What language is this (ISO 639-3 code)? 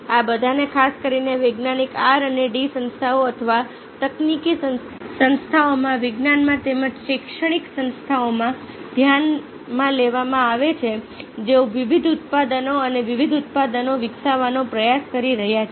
guj